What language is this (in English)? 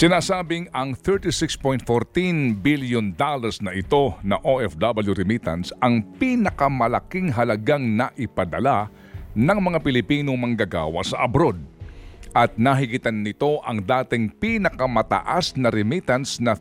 Filipino